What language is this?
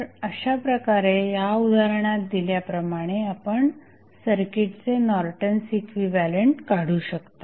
Marathi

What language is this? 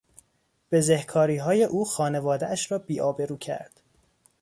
Persian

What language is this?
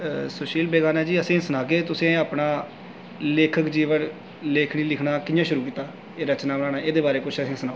Dogri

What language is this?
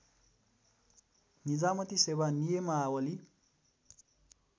Nepali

